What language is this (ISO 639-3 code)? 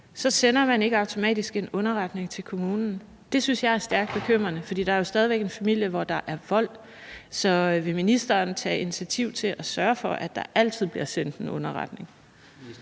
dan